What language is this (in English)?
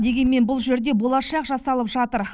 Kazakh